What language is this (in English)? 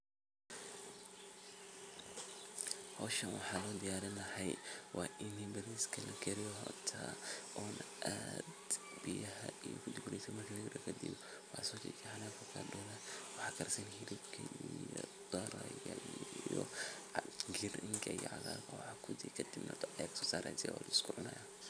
Somali